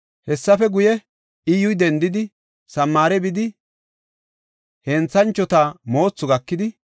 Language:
Gofa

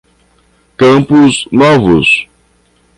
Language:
Portuguese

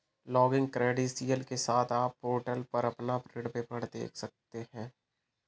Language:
Hindi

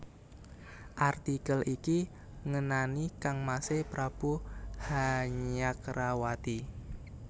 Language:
Javanese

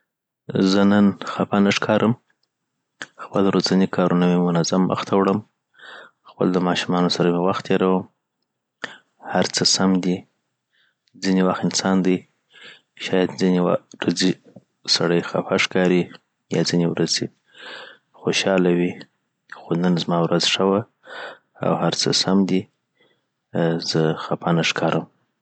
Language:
Southern Pashto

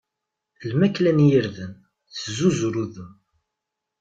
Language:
Kabyle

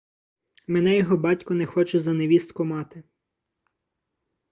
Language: Ukrainian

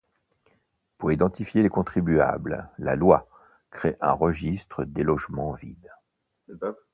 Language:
French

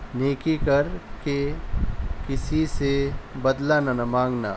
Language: Urdu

